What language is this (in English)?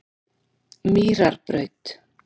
Icelandic